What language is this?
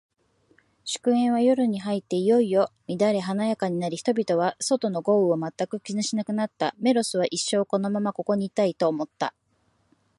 Japanese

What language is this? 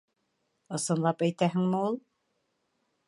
Bashkir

